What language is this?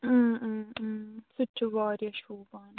Kashmiri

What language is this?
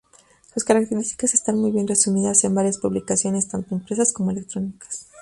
Spanish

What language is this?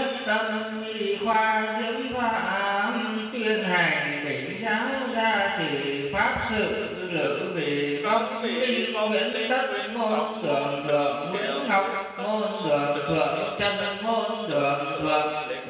Vietnamese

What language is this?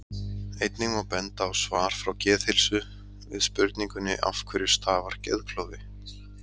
Icelandic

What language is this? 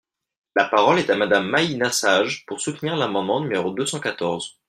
French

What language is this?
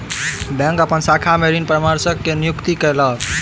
Maithili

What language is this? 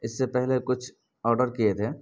Urdu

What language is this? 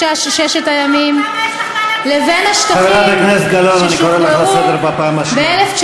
Hebrew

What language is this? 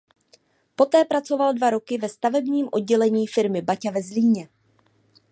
Czech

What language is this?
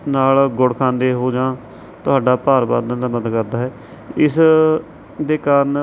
Punjabi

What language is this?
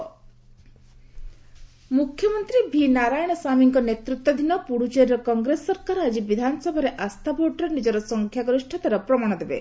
Odia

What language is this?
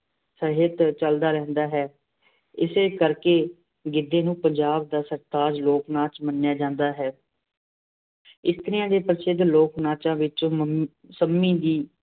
Punjabi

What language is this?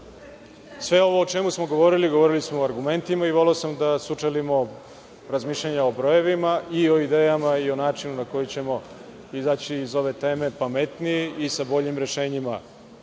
Serbian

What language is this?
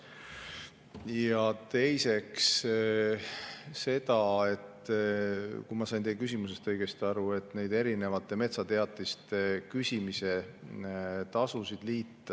Estonian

